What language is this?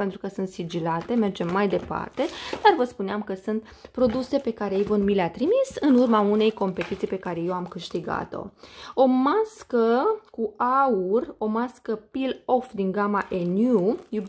Romanian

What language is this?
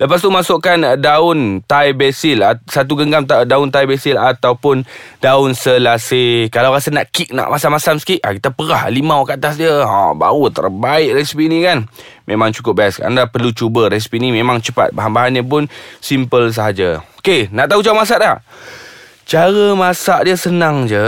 Malay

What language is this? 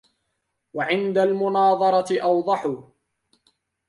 Arabic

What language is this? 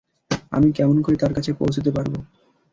Bangla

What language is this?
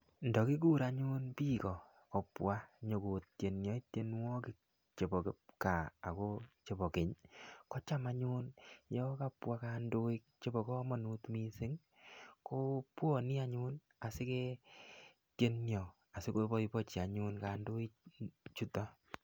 Kalenjin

